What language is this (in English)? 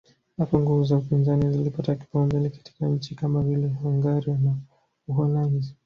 Swahili